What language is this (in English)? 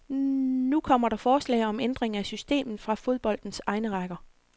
Danish